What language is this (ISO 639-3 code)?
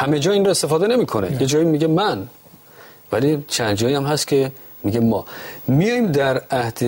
fas